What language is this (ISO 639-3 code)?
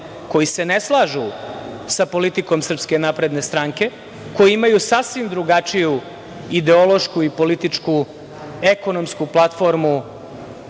srp